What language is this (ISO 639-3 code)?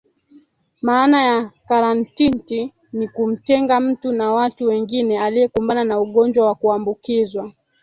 swa